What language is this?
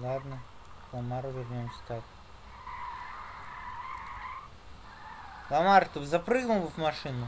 Russian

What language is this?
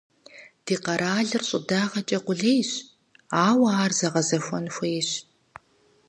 Kabardian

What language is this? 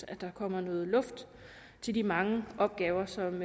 Danish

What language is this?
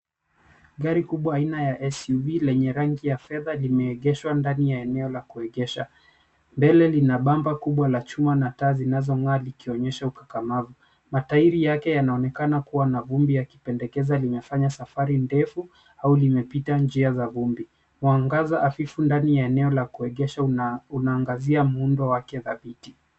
Swahili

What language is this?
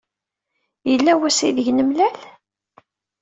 Kabyle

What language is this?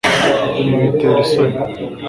Kinyarwanda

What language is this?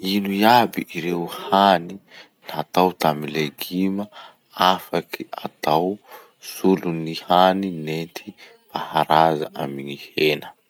Masikoro Malagasy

